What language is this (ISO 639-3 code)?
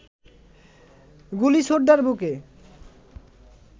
ben